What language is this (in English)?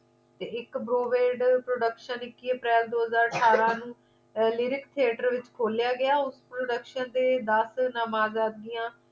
Punjabi